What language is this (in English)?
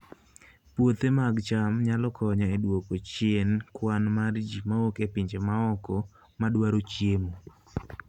Luo (Kenya and Tanzania)